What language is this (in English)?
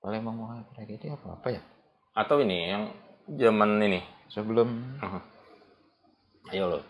Indonesian